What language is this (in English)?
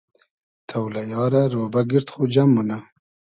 Hazaragi